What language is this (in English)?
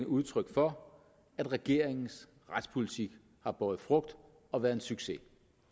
Danish